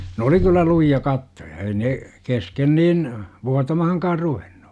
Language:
Finnish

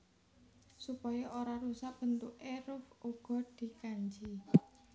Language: Javanese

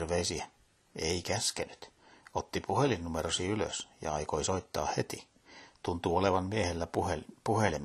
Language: Finnish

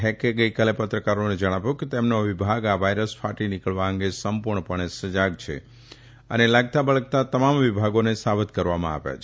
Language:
Gujarati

